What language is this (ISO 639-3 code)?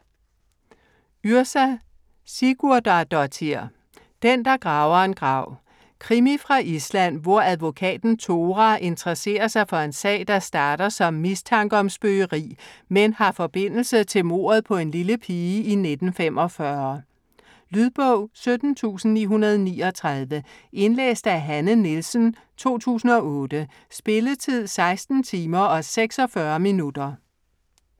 dan